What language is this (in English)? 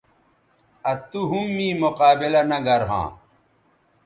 Bateri